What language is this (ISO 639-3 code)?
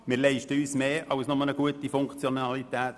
gsw